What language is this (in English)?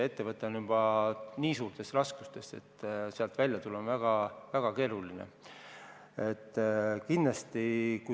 Estonian